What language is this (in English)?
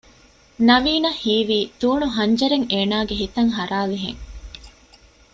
Divehi